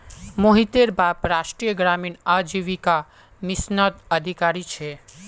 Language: Magahi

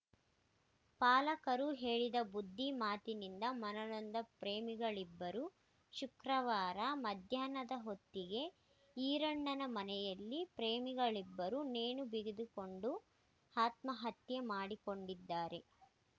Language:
Kannada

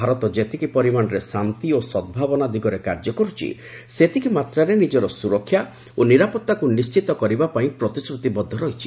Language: Odia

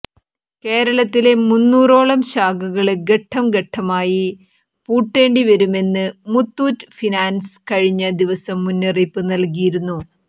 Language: Malayalam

